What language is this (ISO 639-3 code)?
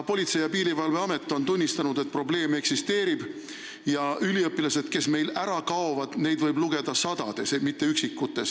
est